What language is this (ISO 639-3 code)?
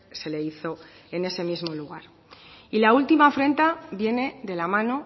spa